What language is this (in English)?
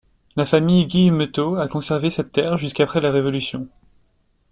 French